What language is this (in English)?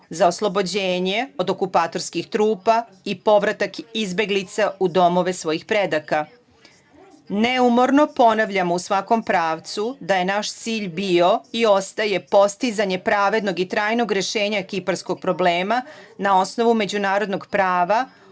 Serbian